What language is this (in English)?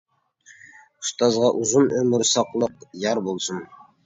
Uyghur